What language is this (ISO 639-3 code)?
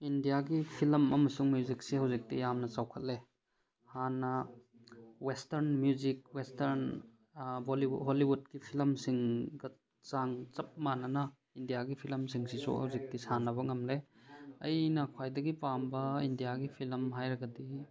mni